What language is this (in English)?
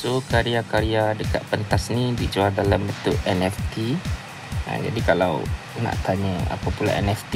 Malay